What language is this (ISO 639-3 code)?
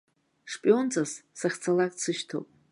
abk